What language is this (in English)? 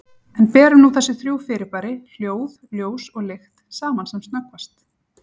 Icelandic